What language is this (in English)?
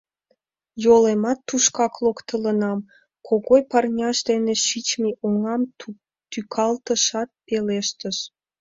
Mari